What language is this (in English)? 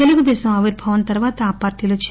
Telugu